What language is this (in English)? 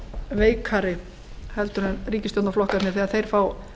Icelandic